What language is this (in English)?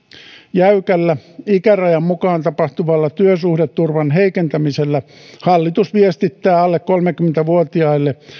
Finnish